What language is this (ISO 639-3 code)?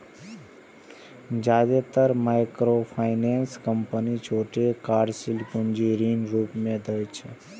mai